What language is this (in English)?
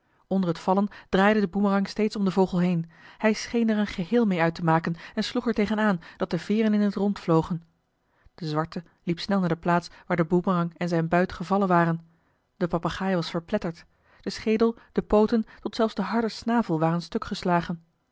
Dutch